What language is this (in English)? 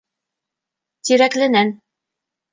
Bashkir